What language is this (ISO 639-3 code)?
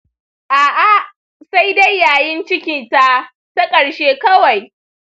hau